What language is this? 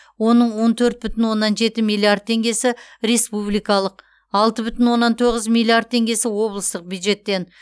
Kazakh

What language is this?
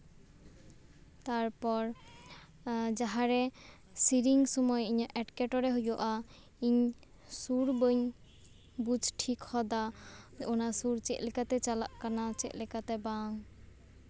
Santali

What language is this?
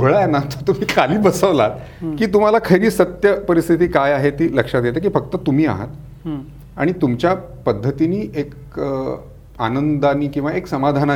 Marathi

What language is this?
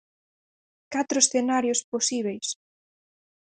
Galician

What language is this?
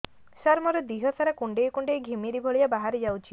Odia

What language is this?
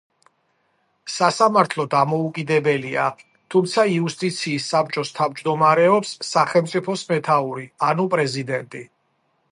Georgian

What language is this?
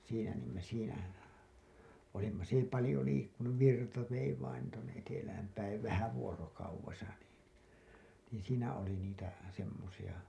Finnish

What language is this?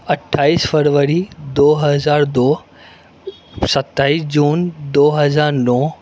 Urdu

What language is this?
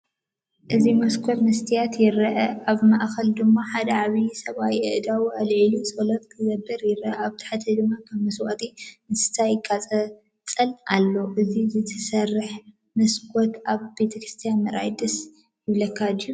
Tigrinya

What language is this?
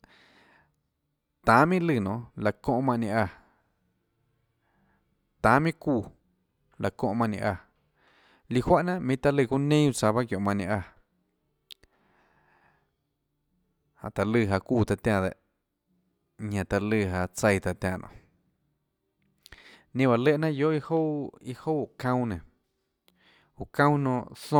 Tlacoatzintepec Chinantec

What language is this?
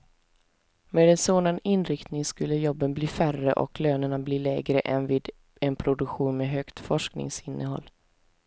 Swedish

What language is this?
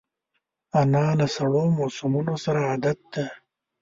Pashto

